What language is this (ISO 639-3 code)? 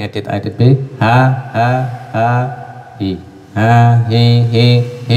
ind